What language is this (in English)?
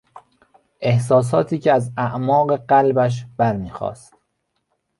Persian